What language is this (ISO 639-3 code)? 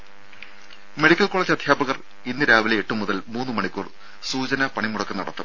mal